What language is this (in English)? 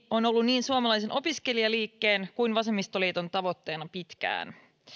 Finnish